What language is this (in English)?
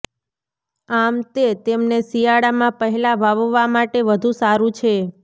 Gujarati